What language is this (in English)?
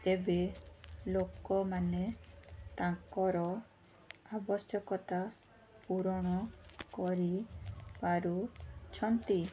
Odia